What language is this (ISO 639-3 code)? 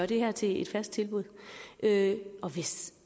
dan